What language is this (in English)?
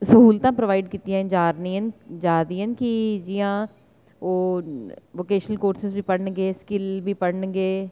Dogri